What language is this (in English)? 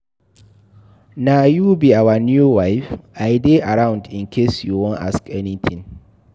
Nigerian Pidgin